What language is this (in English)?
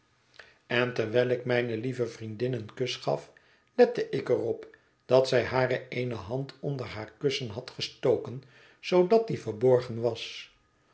Dutch